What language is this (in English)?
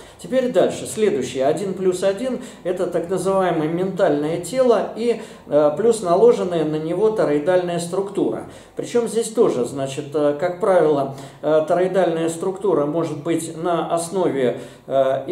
Russian